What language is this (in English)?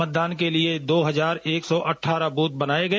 Hindi